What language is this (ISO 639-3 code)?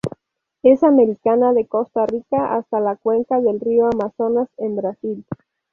spa